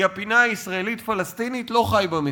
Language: Hebrew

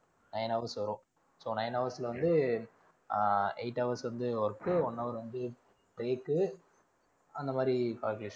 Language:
Tamil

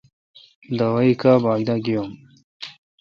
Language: Kalkoti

